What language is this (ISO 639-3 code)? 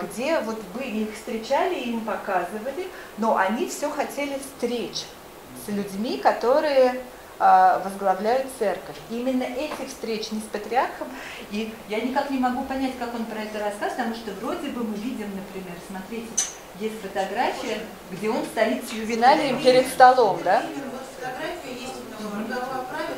rus